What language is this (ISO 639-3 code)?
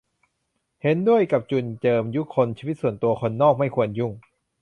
tha